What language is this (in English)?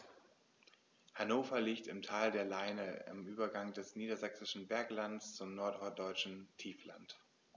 German